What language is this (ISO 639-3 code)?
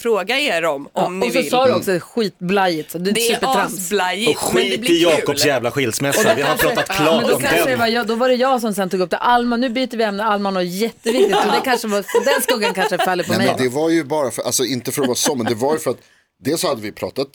swe